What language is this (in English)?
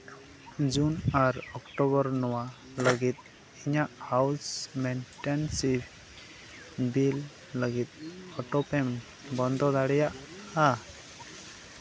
Santali